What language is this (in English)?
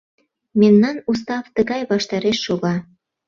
Mari